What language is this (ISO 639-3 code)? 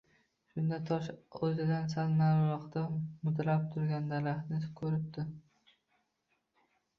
uzb